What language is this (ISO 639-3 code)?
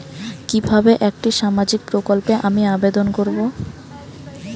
ben